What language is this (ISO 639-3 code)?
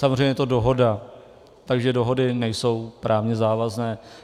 ces